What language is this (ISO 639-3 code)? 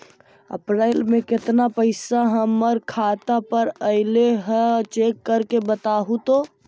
mag